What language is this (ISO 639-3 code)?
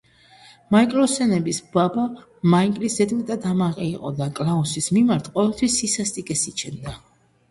kat